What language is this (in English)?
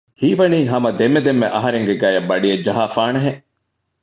Divehi